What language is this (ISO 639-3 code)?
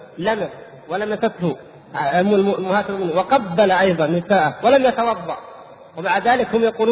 ara